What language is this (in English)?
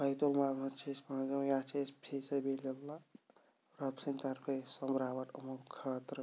Kashmiri